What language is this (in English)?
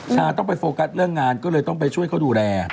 Thai